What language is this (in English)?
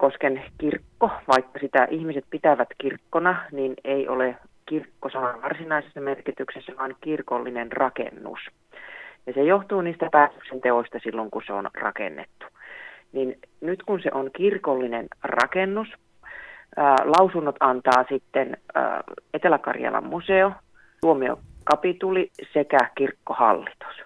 Finnish